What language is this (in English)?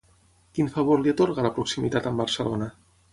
Catalan